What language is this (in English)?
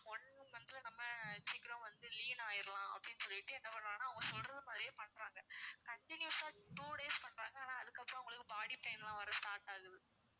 Tamil